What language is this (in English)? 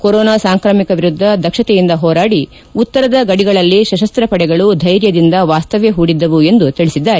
Kannada